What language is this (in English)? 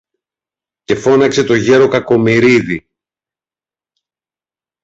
Greek